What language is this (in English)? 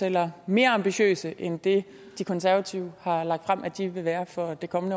Danish